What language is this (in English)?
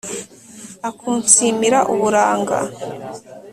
Kinyarwanda